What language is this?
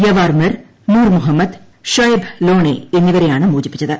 Malayalam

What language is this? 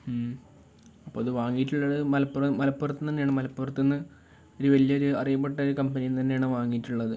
Malayalam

